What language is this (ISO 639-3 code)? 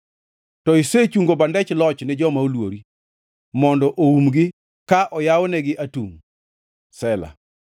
luo